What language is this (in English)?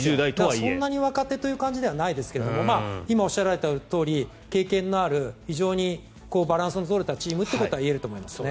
Japanese